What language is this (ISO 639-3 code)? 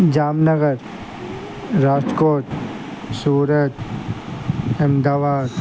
snd